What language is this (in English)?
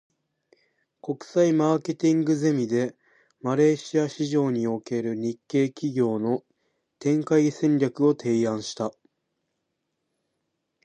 Japanese